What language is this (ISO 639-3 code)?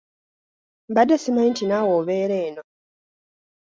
lug